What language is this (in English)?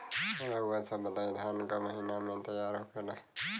Bhojpuri